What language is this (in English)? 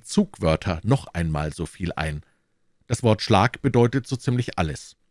German